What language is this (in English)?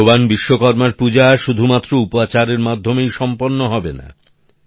Bangla